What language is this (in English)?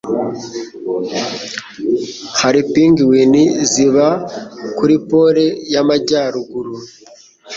Kinyarwanda